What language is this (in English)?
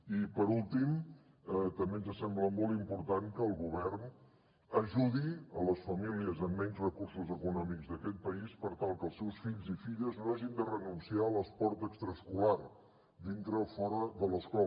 Catalan